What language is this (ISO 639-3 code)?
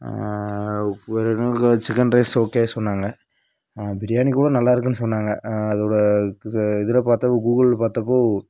tam